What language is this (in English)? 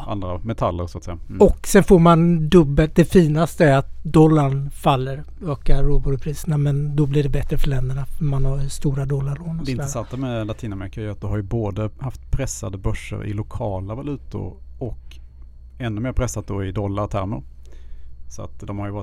Swedish